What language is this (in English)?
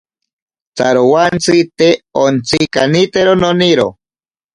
Ashéninka Perené